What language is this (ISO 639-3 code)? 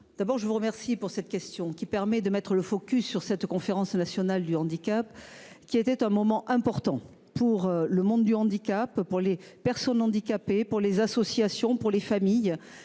fra